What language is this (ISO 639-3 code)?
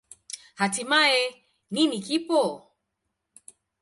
swa